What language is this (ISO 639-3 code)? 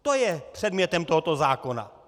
ces